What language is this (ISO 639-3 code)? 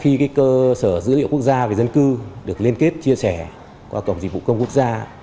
vie